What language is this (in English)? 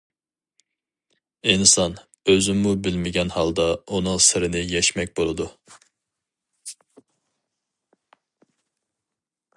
Uyghur